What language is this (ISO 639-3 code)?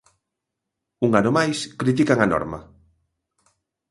glg